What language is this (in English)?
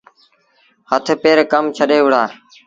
Sindhi Bhil